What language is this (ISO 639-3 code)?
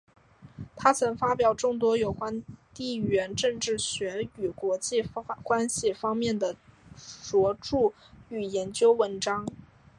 zho